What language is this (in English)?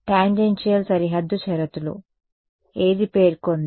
Telugu